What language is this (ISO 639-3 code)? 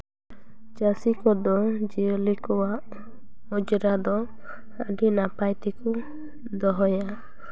sat